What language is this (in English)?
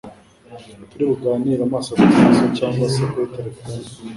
Kinyarwanda